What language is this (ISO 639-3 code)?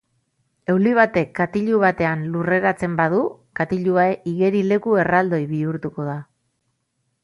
eus